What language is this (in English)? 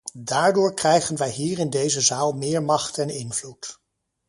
Dutch